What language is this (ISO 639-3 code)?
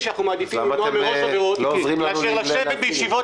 heb